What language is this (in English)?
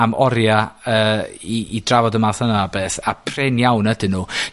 Welsh